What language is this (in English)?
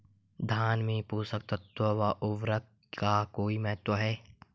Hindi